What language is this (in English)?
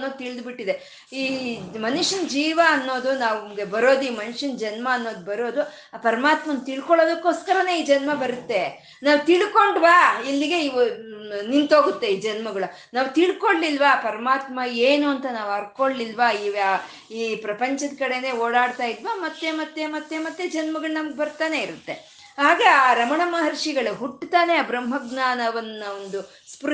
Kannada